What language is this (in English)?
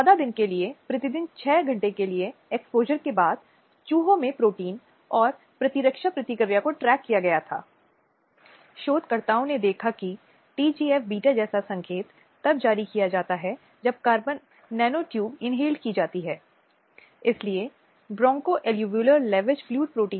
Hindi